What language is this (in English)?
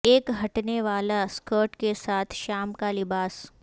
Urdu